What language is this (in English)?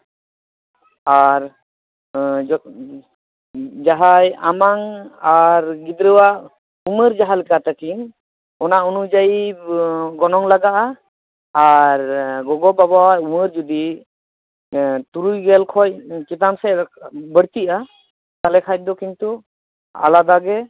Santali